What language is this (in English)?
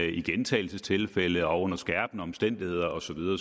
Danish